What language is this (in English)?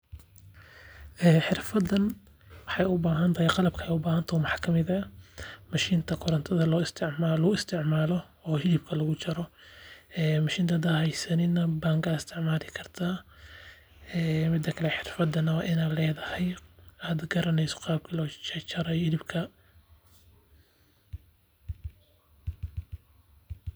Somali